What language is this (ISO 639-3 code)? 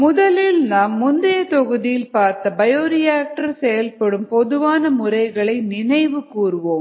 tam